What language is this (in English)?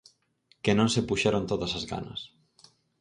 Galician